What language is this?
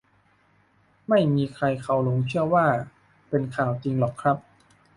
Thai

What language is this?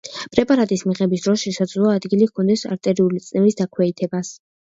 Georgian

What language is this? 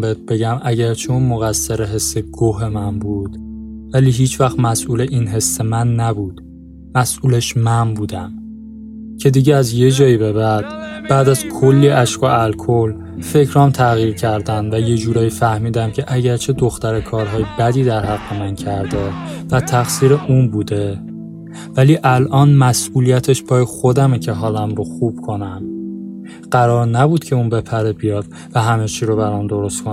Persian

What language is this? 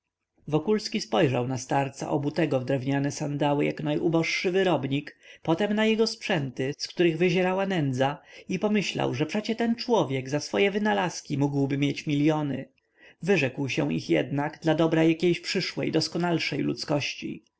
Polish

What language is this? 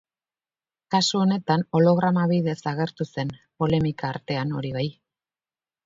Basque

